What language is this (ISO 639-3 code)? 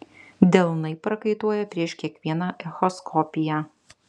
lit